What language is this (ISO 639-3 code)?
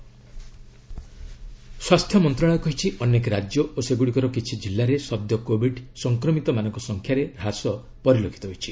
ori